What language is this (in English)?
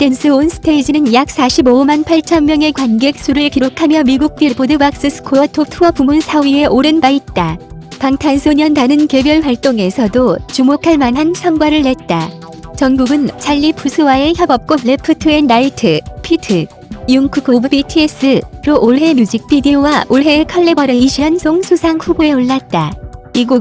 Korean